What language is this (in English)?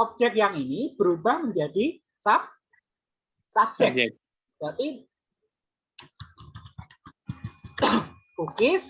Indonesian